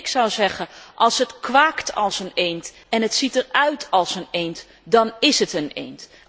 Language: Dutch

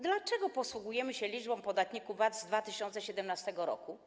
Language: Polish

